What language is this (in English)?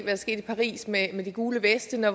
Danish